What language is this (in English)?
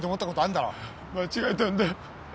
Japanese